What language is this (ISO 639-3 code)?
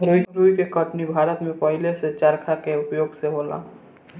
bho